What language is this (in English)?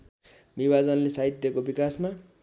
Nepali